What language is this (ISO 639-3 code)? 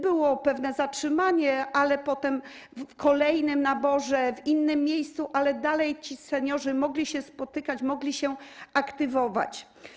pol